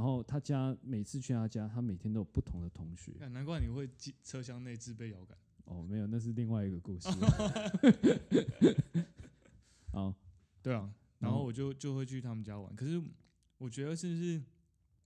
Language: Chinese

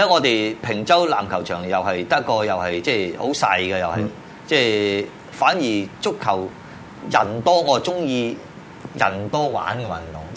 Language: Chinese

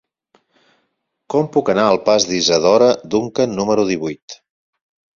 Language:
Catalan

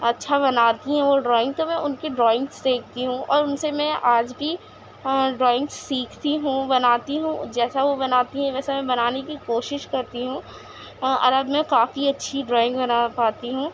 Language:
Urdu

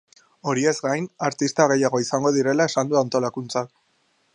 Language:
Basque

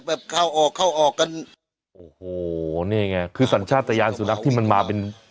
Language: Thai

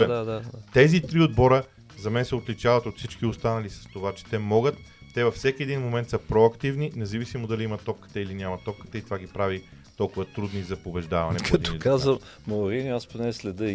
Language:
Bulgarian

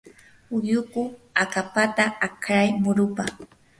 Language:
Yanahuanca Pasco Quechua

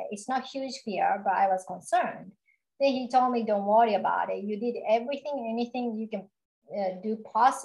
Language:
English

